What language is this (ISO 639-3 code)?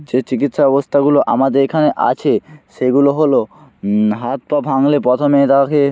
ben